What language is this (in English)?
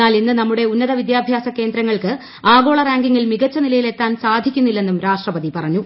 Malayalam